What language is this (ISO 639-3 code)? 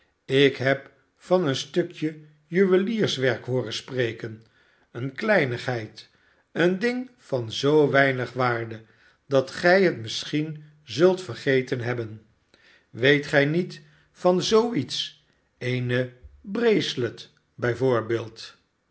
nld